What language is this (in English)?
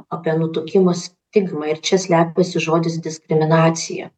Lithuanian